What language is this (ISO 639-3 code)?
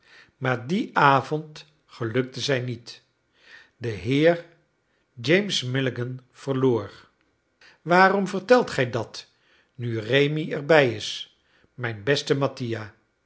nld